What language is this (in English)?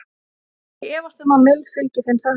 Icelandic